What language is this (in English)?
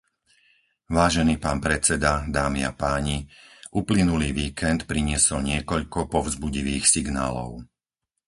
Slovak